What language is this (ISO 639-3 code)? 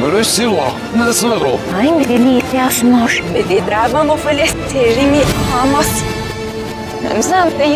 tur